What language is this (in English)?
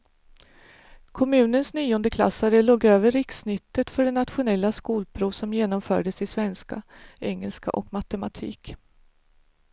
Swedish